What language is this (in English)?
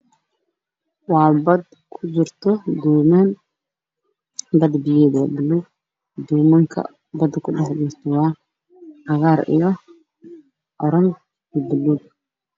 Somali